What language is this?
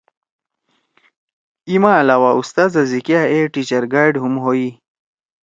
Torwali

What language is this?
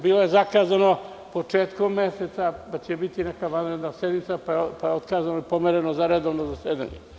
Serbian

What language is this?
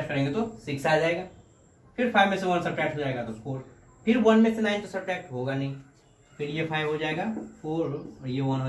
Hindi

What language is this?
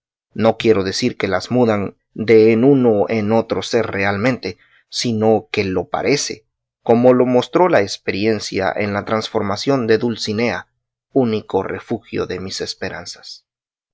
Spanish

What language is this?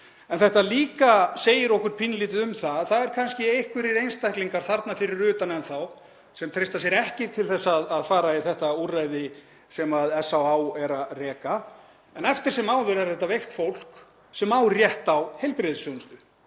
Icelandic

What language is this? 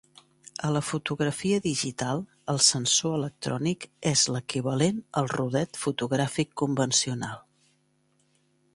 Catalan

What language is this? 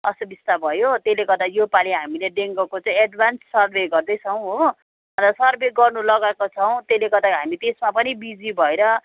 Nepali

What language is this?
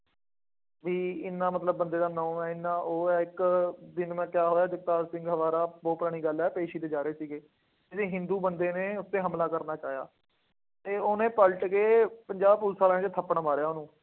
Punjabi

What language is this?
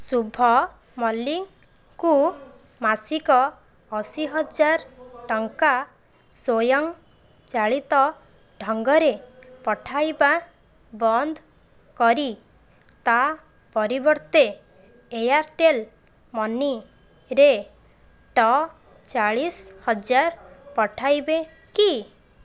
Odia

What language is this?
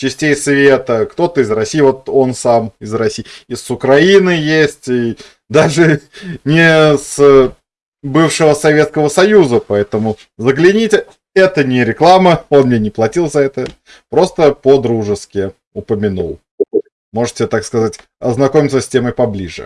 Russian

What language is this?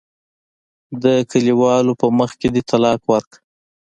Pashto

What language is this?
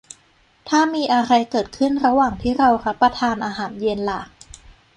Thai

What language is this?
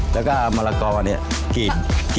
Thai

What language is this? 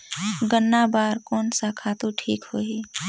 Chhattisgarhi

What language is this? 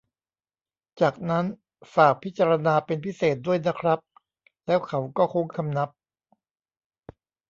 Thai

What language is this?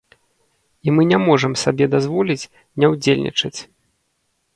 Belarusian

